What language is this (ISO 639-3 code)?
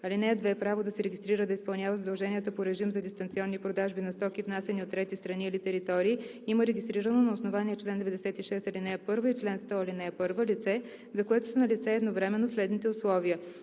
bul